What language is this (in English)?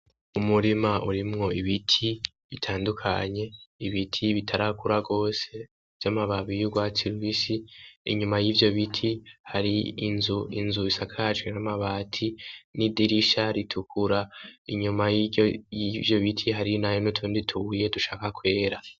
Rundi